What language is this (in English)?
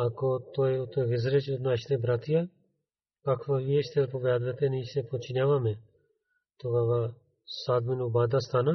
Bulgarian